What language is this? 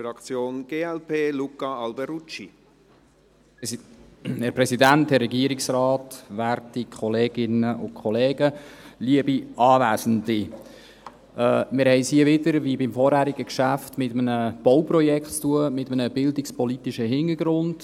Swiss German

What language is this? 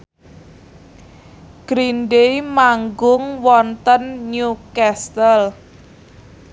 Javanese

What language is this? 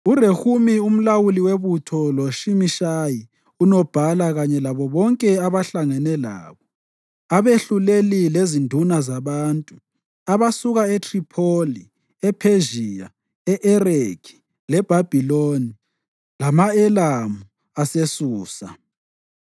North Ndebele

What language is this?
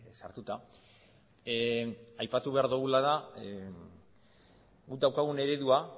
Basque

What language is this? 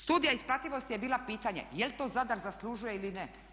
Croatian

